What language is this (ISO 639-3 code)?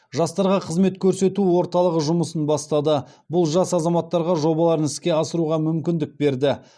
kaz